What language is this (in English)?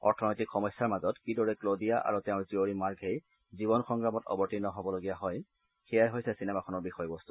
Assamese